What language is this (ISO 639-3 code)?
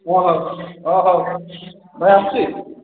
ori